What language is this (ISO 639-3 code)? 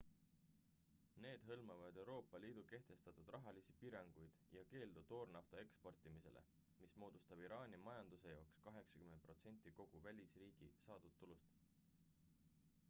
est